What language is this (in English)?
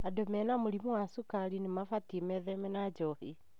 Kikuyu